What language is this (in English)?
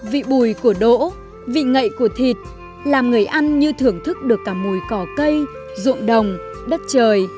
Vietnamese